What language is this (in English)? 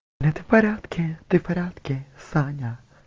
Russian